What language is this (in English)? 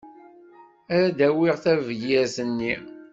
Kabyle